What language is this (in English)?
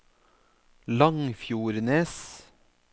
Norwegian